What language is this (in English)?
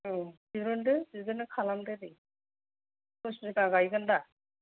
Bodo